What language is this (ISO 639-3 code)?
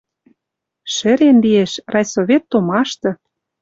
mrj